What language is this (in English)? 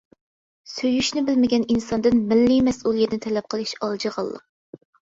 Uyghur